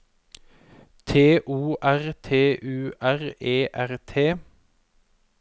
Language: Norwegian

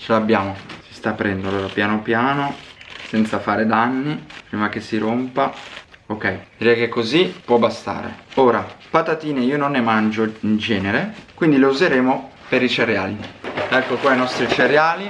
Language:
Italian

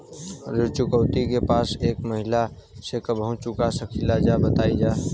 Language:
Bhojpuri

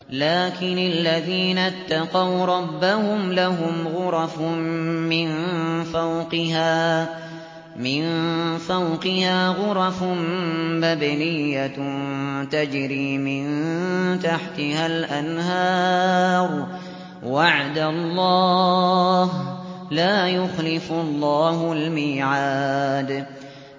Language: Arabic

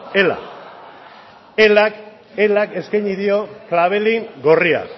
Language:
Basque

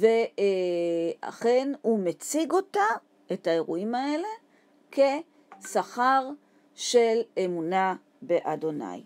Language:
Hebrew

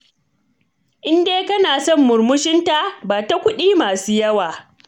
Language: Hausa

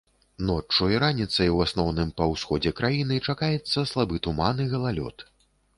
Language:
Belarusian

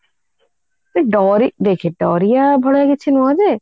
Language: Odia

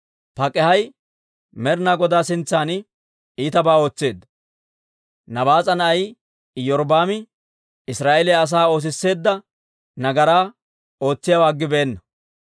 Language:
Dawro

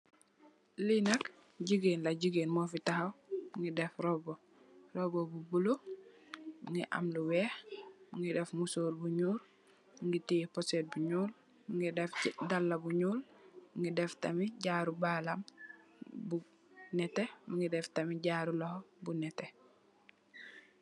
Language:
Wolof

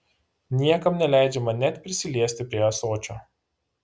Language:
Lithuanian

